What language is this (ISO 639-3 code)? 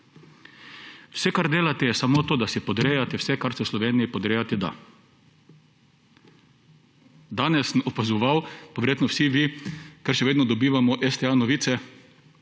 slv